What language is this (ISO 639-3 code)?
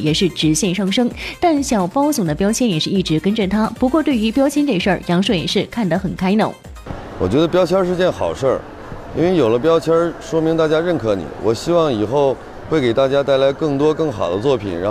zho